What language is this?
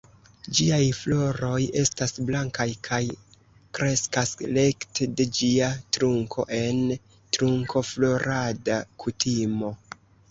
Esperanto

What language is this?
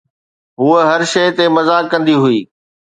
Sindhi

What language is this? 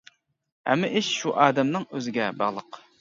Uyghur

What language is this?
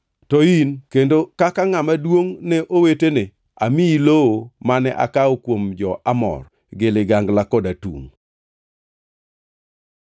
Luo (Kenya and Tanzania)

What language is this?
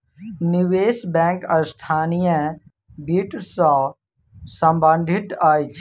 Maithili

